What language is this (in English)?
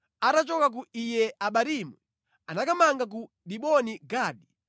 Nyanja